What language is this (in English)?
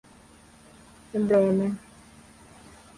Serbian